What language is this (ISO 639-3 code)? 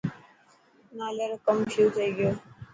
mki